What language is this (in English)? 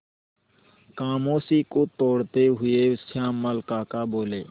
Hindi